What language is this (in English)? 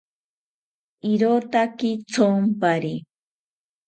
South Ucayali Ashéninka